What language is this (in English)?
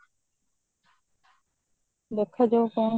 Odia